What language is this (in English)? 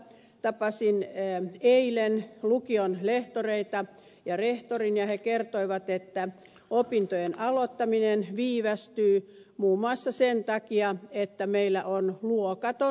Finnish